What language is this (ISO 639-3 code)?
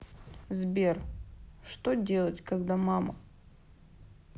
rus